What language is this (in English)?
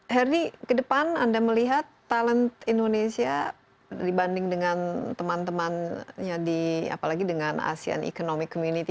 Indonesian